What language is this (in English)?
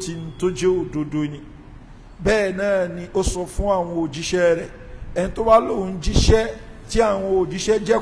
Arabic